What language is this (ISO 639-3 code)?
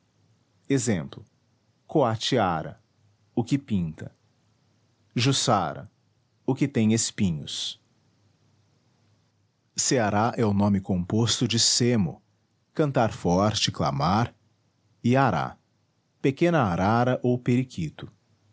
por